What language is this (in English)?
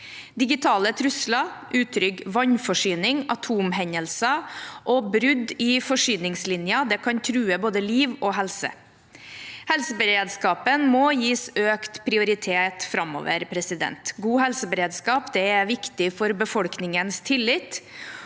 Norwegian